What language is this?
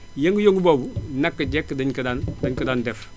Wolof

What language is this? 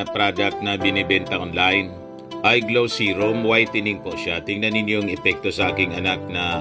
Filipino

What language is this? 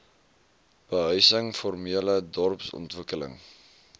Afrikaans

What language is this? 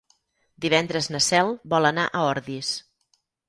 Catalan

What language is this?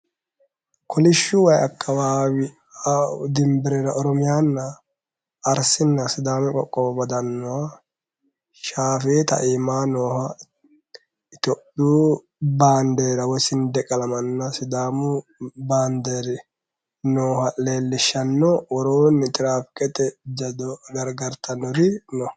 Sidamo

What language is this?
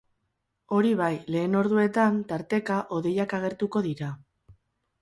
Basque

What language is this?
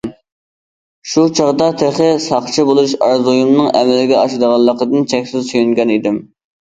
Uyghur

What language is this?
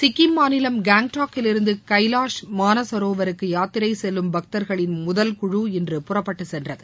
Tamil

